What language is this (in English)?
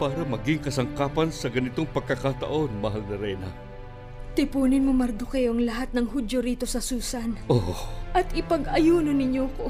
Filipino